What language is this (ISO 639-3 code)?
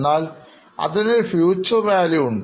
mal